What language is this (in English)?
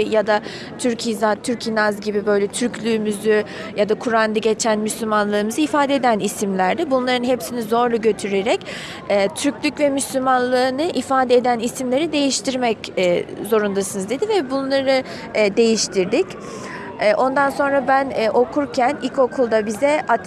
Turkish